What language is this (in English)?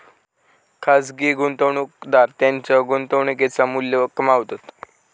Marathi